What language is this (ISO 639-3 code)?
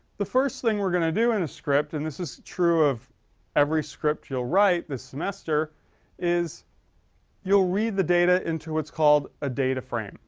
eng